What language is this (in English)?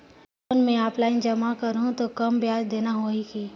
Chhattisgarhi